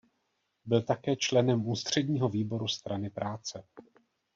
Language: Czech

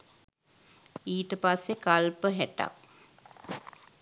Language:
Sinhala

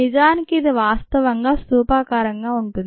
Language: Telugu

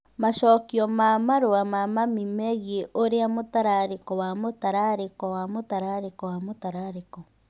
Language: Kikuyu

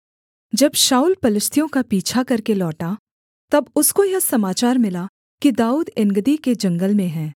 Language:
Hindi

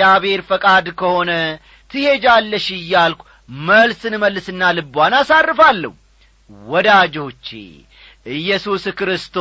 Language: Amharic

